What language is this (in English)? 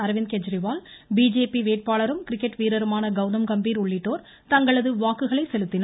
Tamil